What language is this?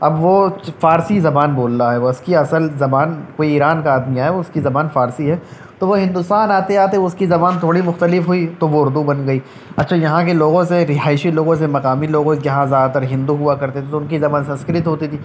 Urdu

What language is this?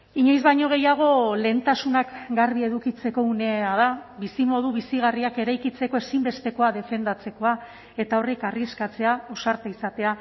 Basque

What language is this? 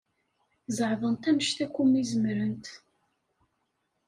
Kabyle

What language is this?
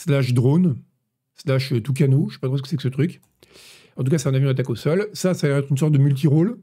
French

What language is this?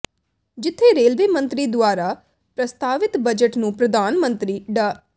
Punjabi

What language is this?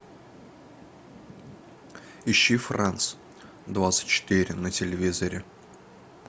Russian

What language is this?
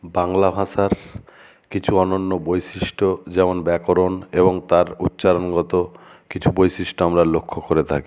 Bangla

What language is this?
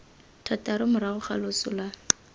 Tswana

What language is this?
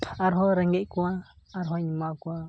Santali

